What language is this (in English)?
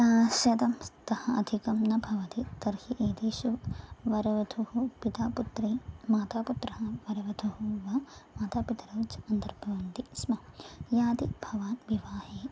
Sanskrit